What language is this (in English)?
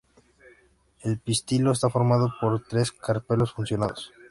Spanish